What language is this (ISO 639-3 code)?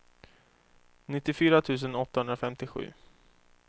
swe